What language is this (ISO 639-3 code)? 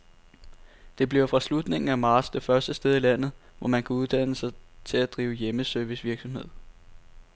dan